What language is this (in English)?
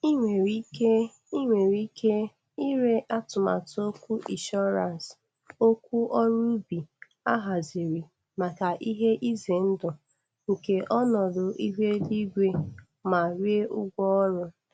Igbo